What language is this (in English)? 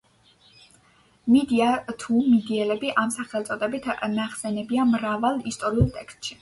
Georgian